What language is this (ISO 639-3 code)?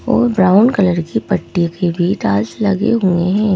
hin